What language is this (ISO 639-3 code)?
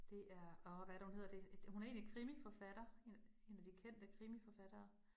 dan